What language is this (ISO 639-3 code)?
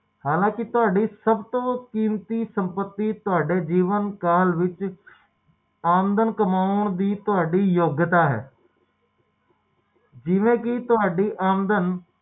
pan